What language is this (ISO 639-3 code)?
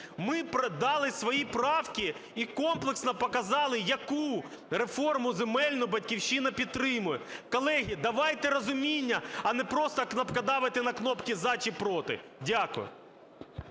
ukr